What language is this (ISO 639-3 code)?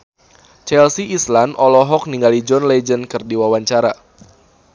sun